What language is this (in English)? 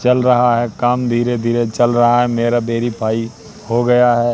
Hindi